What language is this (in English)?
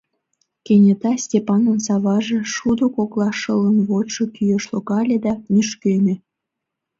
Mari